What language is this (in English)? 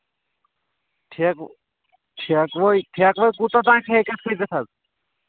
Kashmiri